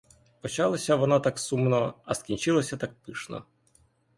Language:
Ukrainian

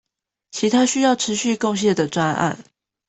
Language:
Chinese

